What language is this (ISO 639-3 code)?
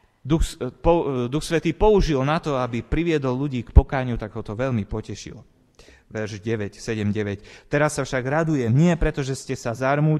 slk